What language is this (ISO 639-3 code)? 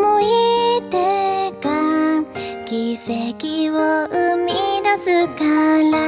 jpn